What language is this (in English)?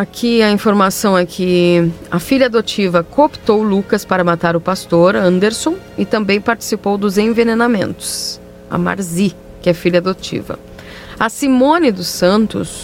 Portuguese